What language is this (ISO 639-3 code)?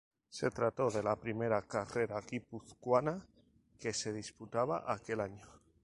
spa